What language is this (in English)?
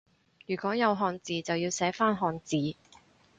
Cantonese